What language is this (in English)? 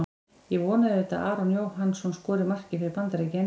Icelandic